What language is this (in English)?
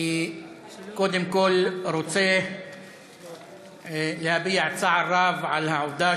Hebrew